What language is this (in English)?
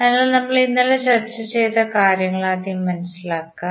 Malayalam